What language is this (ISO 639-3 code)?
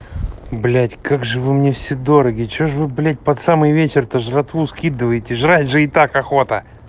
rus